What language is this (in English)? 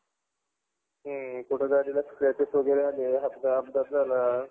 Marathi